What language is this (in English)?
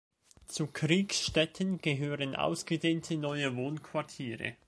German